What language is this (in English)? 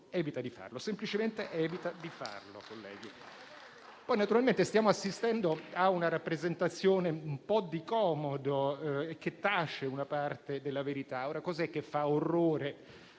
Italian